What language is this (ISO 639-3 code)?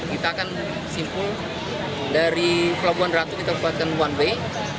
ind